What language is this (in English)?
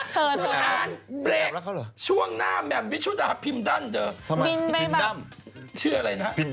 Thai